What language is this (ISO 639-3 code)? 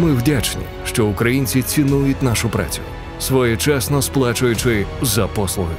ukr